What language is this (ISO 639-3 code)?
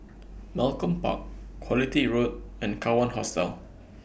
eng